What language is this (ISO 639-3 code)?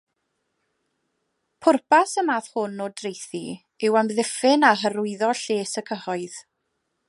cym